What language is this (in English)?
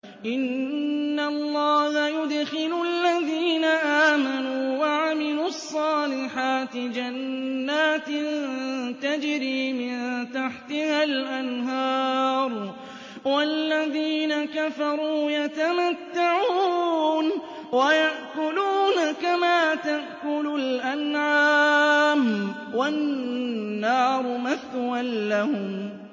Arabic